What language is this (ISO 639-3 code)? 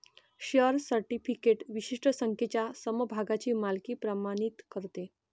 mar